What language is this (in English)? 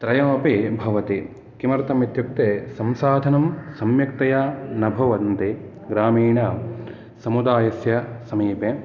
Sanskrit